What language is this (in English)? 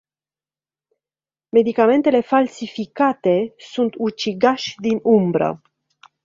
Romanian